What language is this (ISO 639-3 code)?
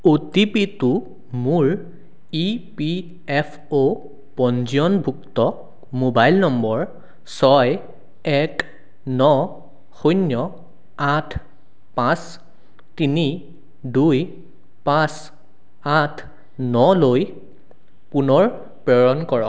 asm